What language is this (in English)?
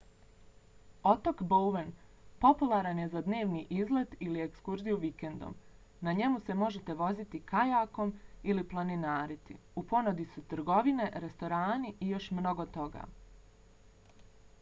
Bosnian